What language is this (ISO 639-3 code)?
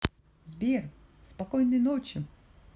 rus